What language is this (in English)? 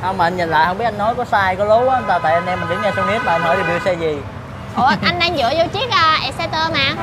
Vietnamese